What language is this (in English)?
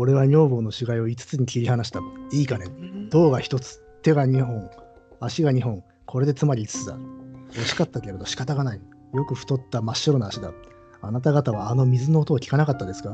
Japanese